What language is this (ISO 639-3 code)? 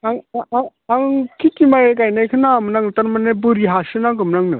brx